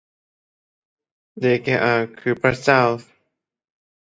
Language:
Thai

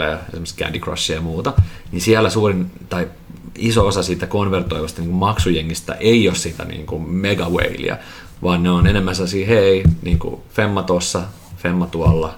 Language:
Finnish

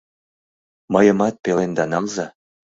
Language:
Mari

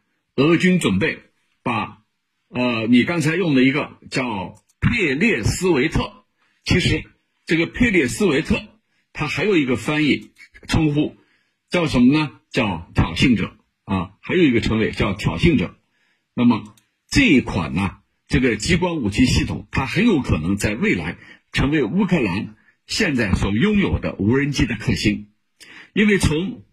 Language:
Chinese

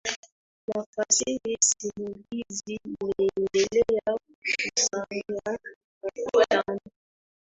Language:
Swahili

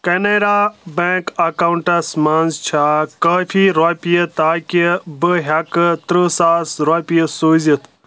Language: Kashmiri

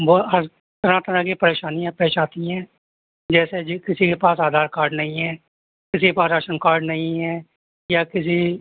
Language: Urdu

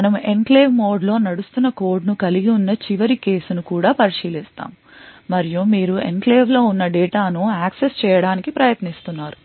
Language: Telugu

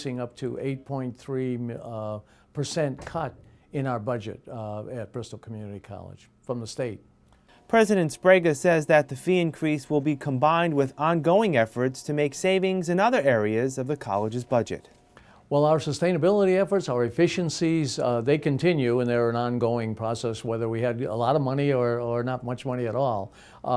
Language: English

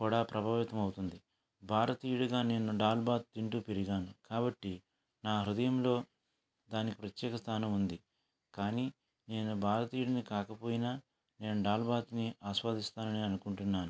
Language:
Telugu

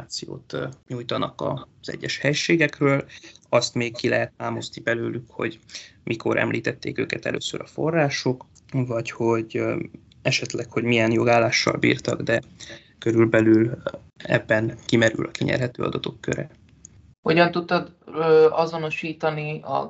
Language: Hungarian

